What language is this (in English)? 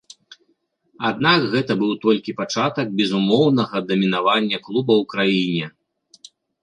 Belarusian